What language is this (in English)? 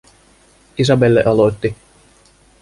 Finnish